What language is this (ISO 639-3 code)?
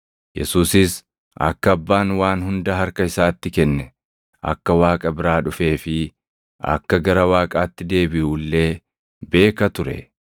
orm